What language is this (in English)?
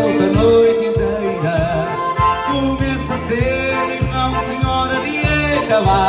Portuguese